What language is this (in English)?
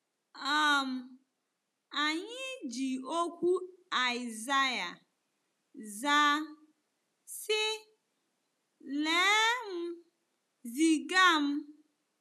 Igbo